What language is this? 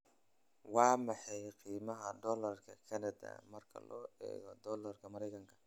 Somali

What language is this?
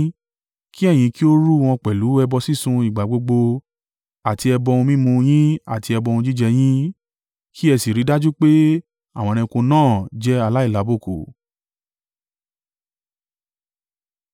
Yoruba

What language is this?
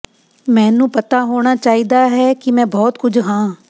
Punjabi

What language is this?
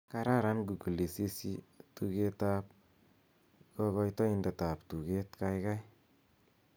Kalenjin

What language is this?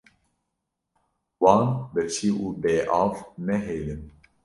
Kurdish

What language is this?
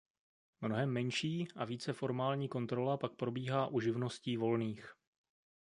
Czech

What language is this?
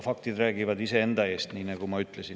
Estonian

